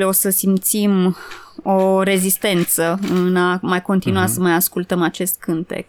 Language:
Romanian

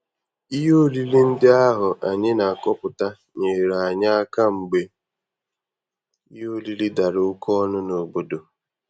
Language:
Igbo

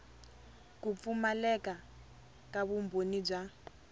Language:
Tsonga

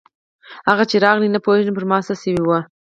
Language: Pashto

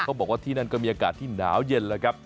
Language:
Thai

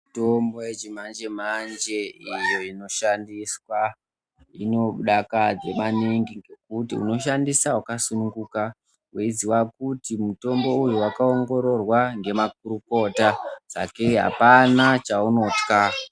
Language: Ndau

